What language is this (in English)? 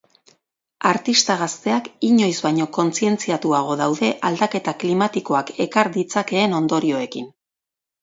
Basque